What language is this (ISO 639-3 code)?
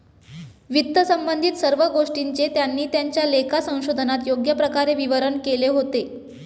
mar